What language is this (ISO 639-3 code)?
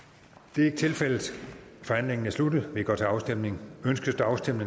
dan